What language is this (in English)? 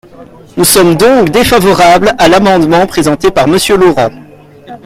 French